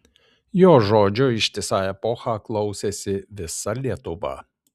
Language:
Lithuanian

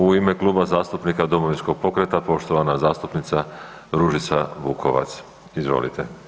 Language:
Croatian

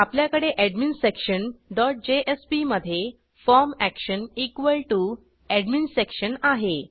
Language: Marathi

